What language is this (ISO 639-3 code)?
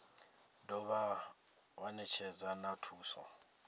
ven